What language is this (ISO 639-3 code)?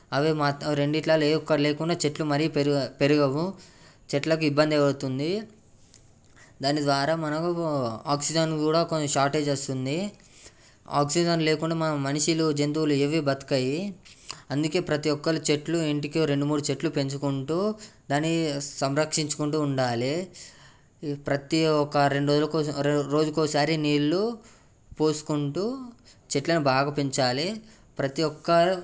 tel